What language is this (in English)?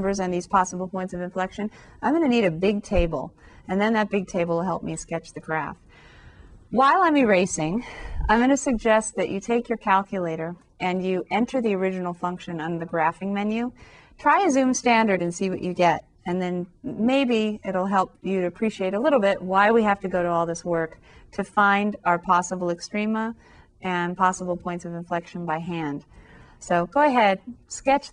English